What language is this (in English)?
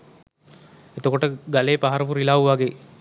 Sinhala